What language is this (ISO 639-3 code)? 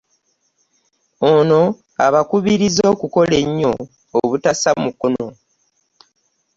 lug